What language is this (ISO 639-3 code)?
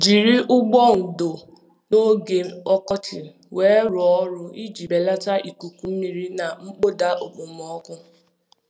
ibo